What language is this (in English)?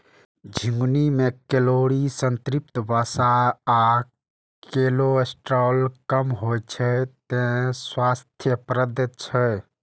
Maithili